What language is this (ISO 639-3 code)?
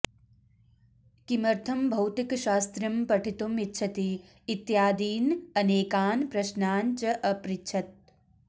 san